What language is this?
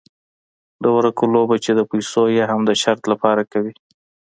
Pashto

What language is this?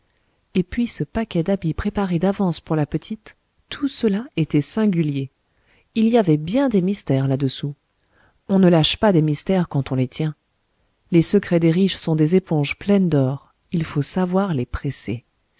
French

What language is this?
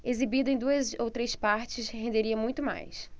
Portuguese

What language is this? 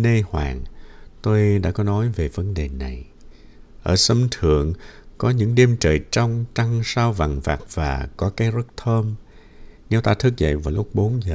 Vietnamese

